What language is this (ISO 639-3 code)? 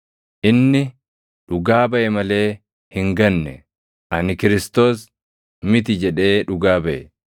orm